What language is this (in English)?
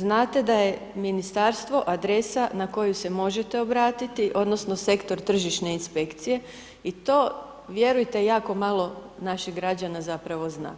Croatian